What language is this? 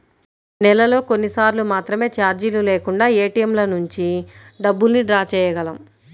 Telugu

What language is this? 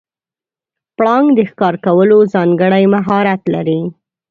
Pashto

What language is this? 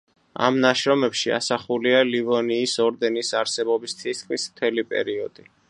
Georgian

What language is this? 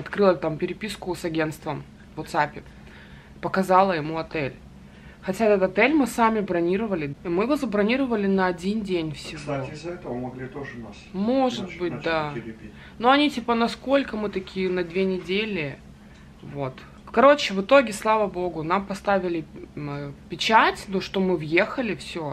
Russian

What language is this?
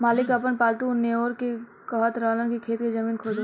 Bhojpuri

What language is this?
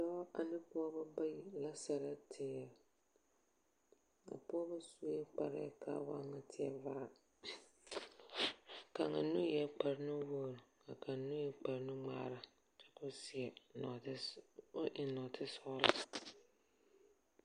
Southern Dagaare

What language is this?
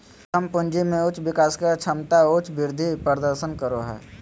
Magahi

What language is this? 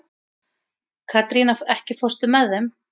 Icelandic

